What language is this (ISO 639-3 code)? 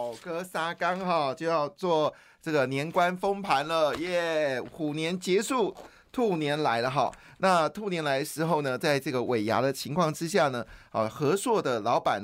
zho